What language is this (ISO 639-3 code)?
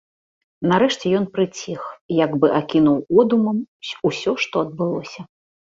bel